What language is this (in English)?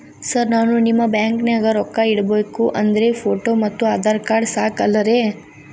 Kannada